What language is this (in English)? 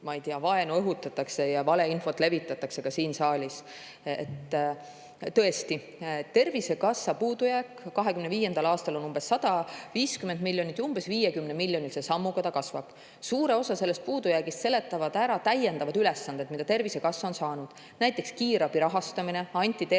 Estonian